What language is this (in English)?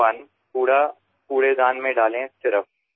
Assamese